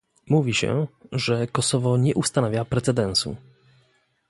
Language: Polish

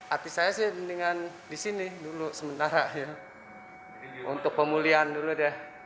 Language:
Indonesian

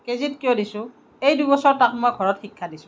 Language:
Assamese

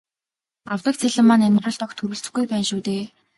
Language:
Mongolian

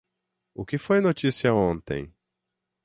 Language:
Portuguese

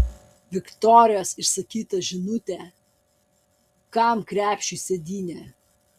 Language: Lithuanian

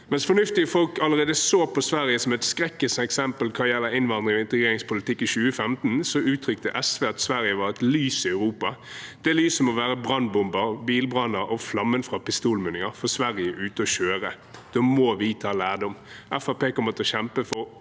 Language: Norwegian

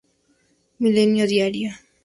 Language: Spanish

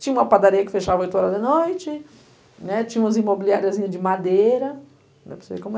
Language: Portuguese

